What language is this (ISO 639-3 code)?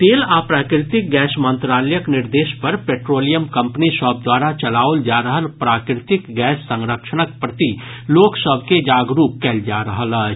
mai